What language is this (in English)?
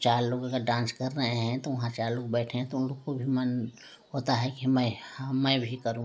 Hindi